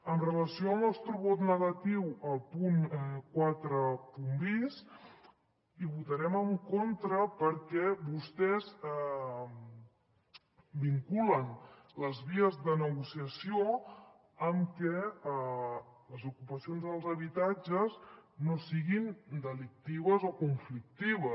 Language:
Catalan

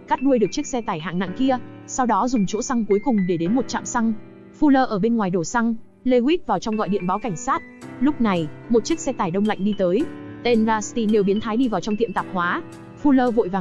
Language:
Vietnamese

